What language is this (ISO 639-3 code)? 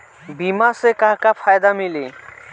bho